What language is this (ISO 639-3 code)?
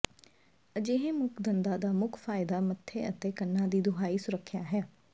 pan